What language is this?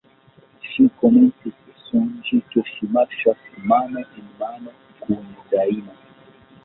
Esperanto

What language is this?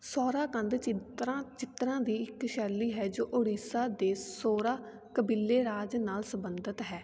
Punjabi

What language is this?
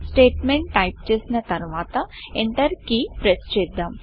Telugu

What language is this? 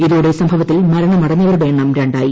Malayalam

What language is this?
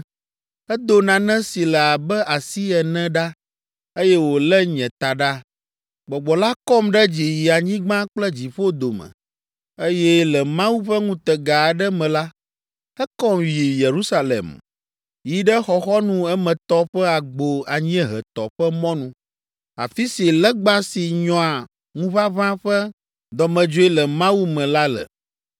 Ewe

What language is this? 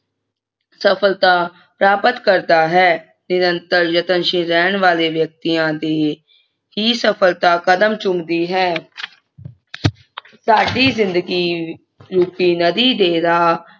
Punjabi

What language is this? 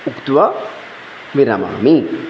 Sanskrit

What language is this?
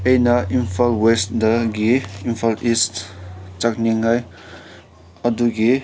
Manipuri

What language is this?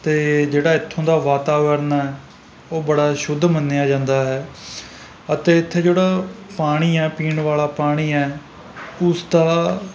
Punjabi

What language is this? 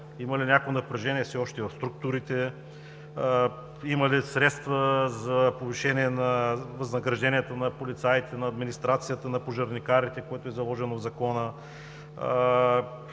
Bulgarian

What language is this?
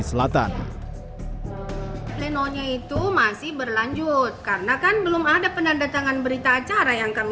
Indonesian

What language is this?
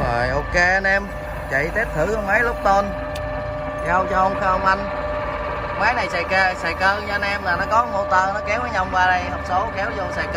Vietnamese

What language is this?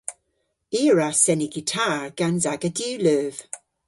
Cornish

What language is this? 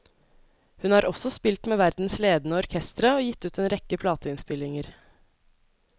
Norwegian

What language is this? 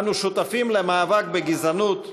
Hebrew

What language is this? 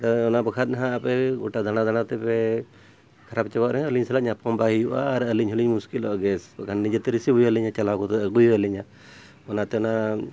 Santali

